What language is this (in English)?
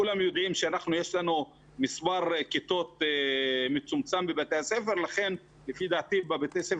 Hebrew